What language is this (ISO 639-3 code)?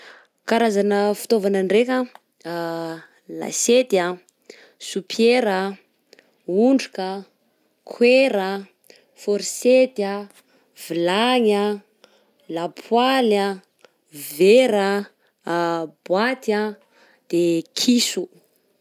bzc